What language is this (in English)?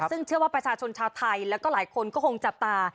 Thai